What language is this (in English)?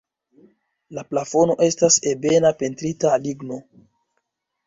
Esperanto